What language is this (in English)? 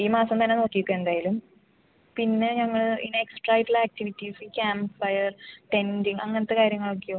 Malayalam